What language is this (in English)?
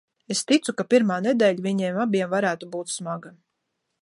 Latvian